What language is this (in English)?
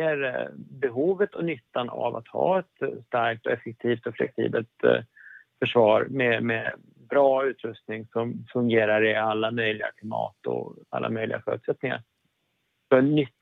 Swedish